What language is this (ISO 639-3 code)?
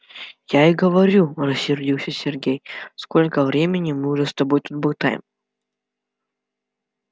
rus